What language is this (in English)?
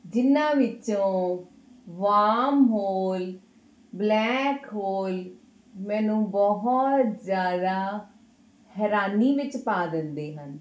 Punjabi